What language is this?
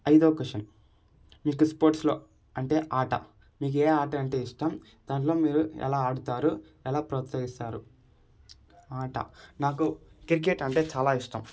Telugu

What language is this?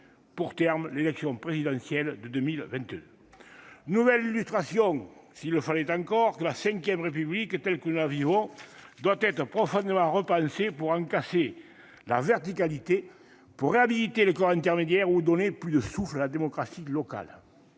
French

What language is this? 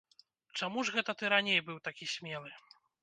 Belarusian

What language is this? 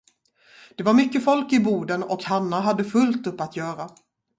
Swedish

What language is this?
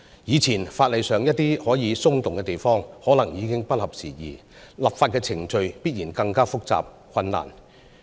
Cantonese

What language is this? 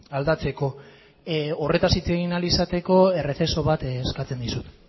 Basque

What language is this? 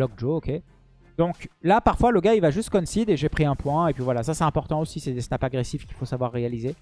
French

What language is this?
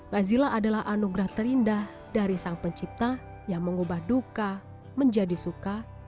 Indonesian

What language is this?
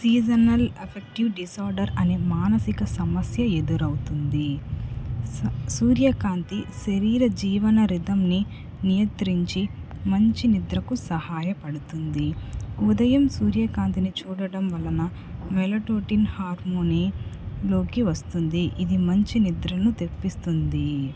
Telugu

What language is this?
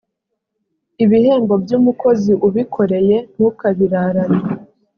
Kinyarwanda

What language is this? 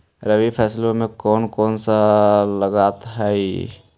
Magahi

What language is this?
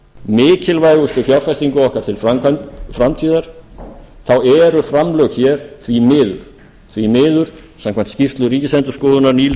Icelandic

